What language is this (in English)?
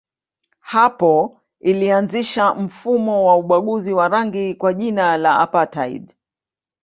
Swahili